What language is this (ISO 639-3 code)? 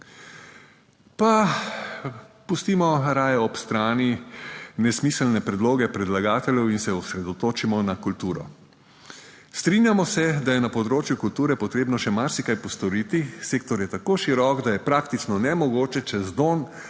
slv